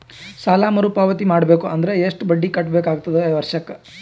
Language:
Kannada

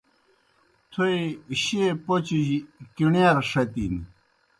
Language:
Kohistani Shina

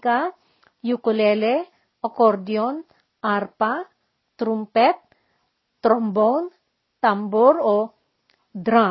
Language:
Filipino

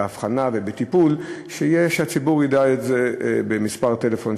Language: Hebrew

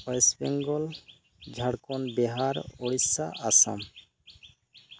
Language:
Santali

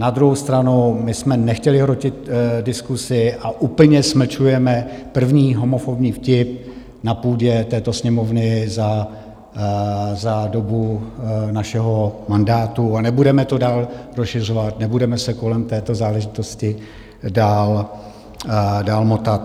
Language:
Czech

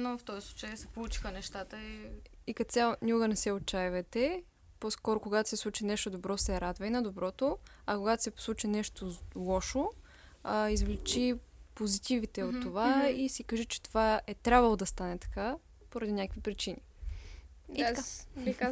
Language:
Bulgarian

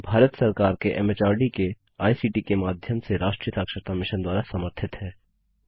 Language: Hindi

